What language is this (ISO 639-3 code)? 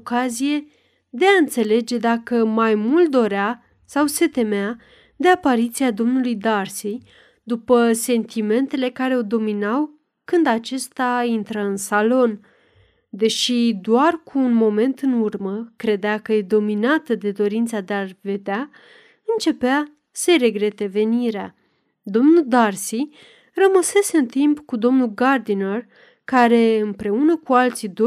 ron